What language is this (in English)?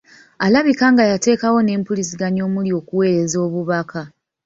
Ganda